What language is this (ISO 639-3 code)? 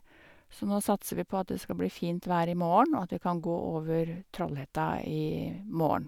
nor